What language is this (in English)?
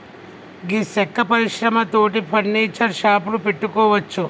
Telugu